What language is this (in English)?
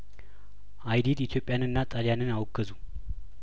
Amharic